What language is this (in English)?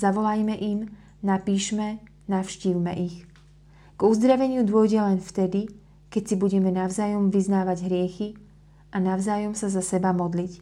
Slovak